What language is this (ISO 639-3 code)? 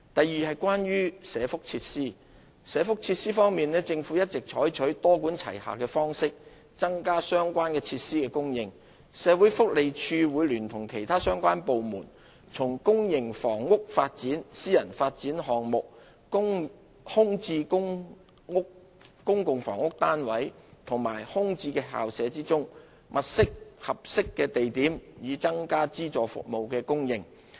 yue